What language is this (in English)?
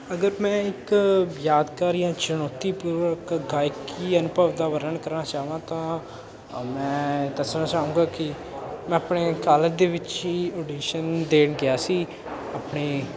Punjabi